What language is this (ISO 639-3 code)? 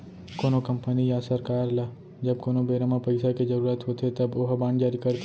hne